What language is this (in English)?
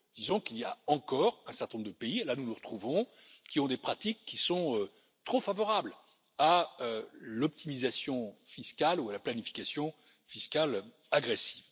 French